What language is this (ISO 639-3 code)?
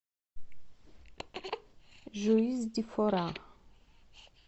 rus